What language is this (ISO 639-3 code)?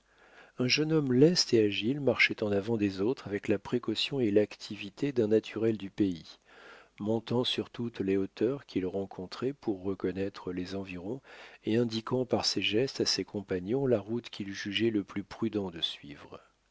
fra